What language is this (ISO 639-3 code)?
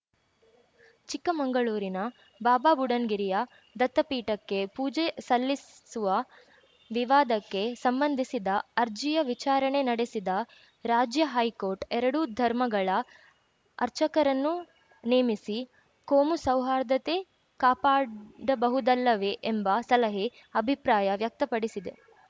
kan